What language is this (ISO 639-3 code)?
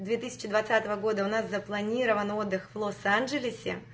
rus